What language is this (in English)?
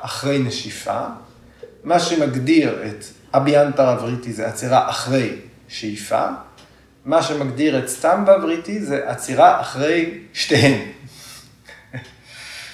Hebrew